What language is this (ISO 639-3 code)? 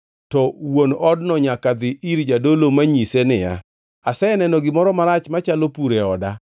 luo